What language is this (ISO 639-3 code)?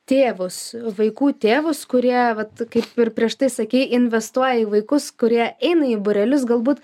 lit